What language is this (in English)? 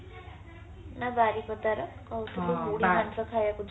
Odia